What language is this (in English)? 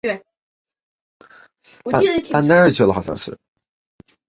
Chinese